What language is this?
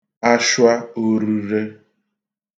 Igbo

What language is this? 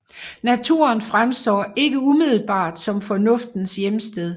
Danish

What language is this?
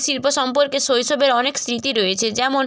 Bangla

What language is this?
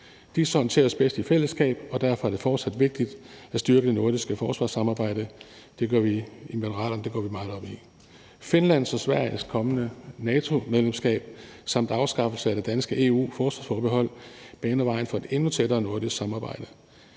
Danish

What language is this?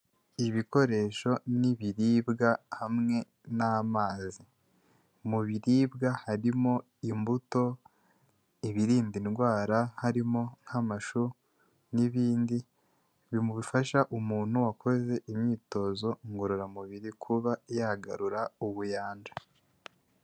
Kinyarwanda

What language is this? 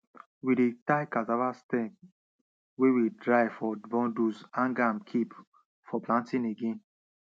Nigerian Pidgin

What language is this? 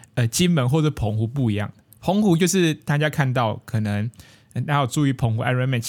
Chinese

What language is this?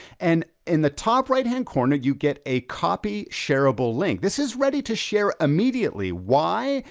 English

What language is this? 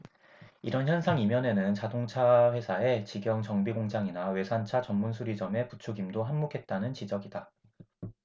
Korean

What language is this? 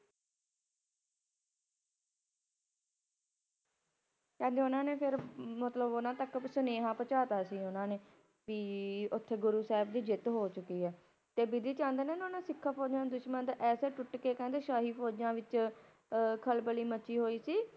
Punjabi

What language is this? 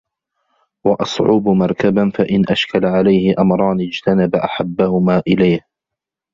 Arabic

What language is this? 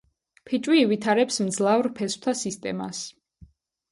Georgian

